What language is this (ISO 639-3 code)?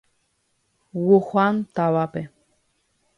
grn